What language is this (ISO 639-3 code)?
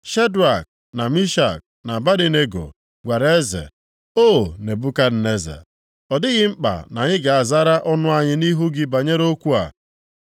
ibo